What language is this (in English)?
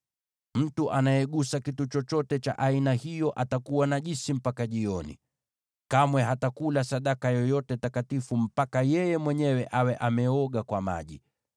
Swahili